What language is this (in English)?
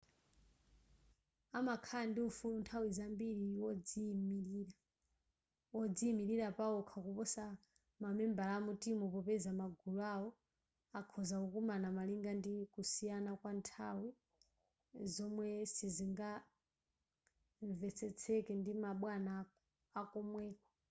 Nyanja